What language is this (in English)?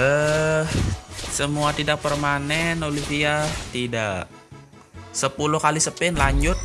Indonesian